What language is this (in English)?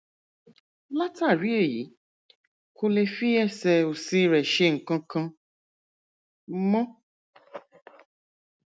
Yoruba